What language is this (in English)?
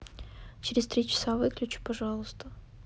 Russian